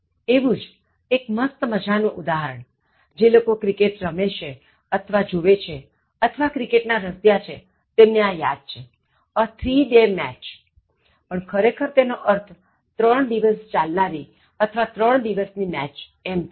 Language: Gujarati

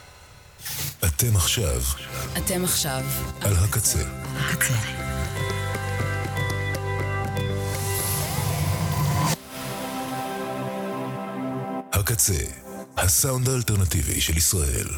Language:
Hebrew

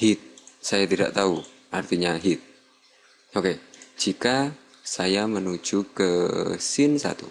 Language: Indonesian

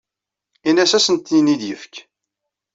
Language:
Kabyle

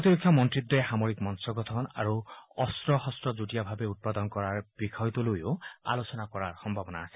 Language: Assamese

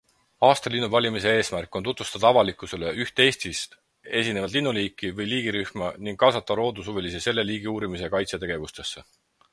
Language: Estonian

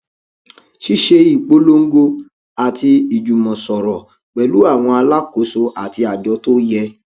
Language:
Yoruba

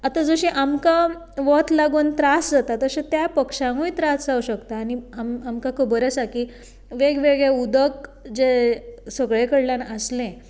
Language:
Konkani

